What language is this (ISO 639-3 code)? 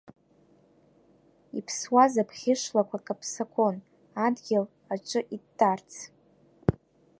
abk